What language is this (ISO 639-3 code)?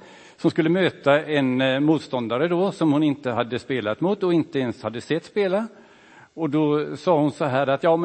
swe